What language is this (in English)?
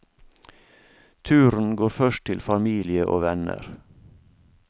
Norwegian